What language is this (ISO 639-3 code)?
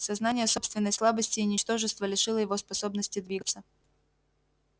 rus